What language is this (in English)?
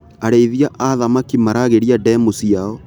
Kikuyu